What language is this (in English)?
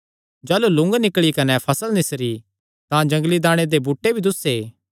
Kangri